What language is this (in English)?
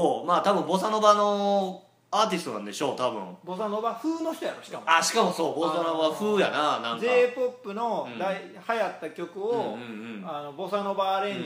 Japanese